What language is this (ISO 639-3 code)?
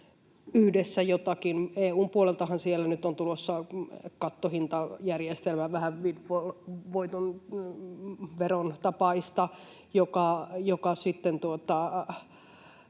fin